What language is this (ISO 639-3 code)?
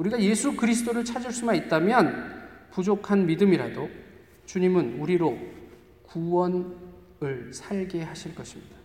kor